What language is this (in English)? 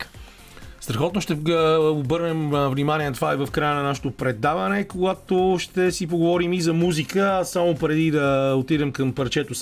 Bulgarian